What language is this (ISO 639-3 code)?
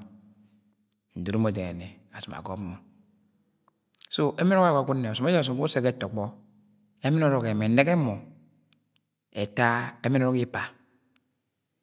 yay